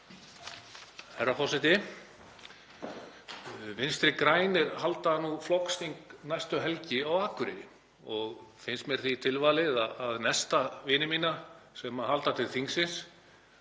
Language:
Icelandic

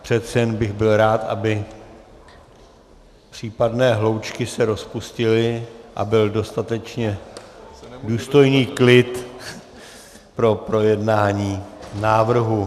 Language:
Czech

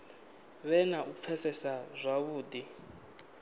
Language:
Venda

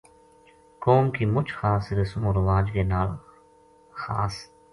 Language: Gujari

